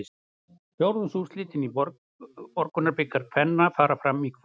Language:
Icelandic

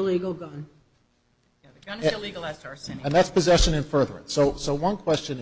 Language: English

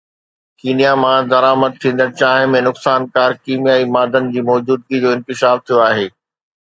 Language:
Sindhi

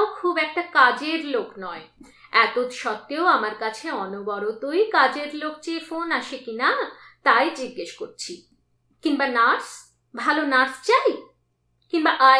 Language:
Bangla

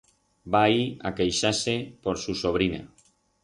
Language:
Aragonese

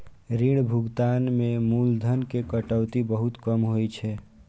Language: Maithili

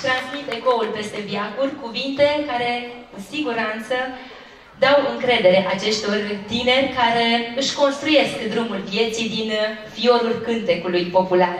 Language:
Romanian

